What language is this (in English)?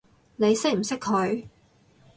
Cantonese